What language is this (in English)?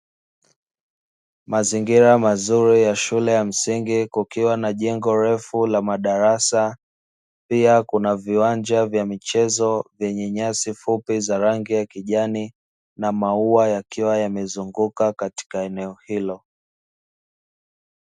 Swahili